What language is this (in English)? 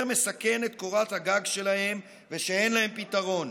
Hebrew